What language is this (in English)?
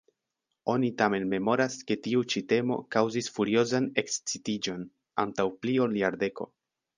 Esperanto